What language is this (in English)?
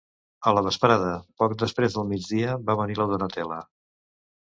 Catalan